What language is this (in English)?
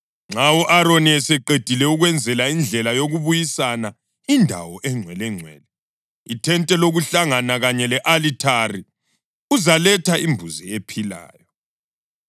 North Ndebele